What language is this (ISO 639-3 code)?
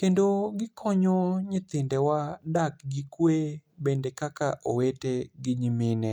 luo